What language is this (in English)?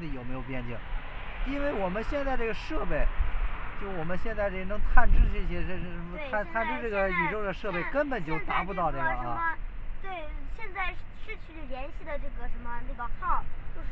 Chinese